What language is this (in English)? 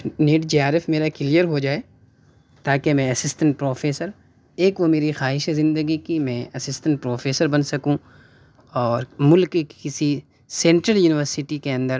Urdu